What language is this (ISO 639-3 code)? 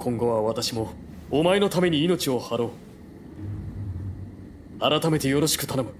jpn